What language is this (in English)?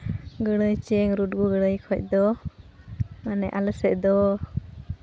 Santali